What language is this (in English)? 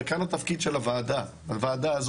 Hebrew